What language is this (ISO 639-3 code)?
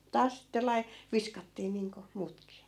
fin